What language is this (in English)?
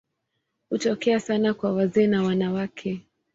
Swahili